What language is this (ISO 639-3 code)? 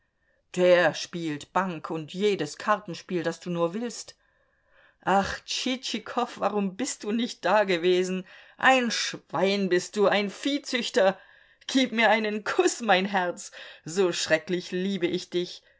deu